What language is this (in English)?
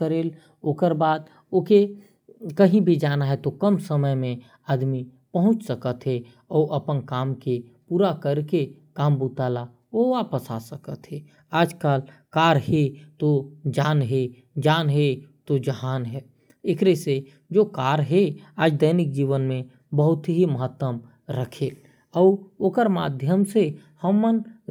Korwa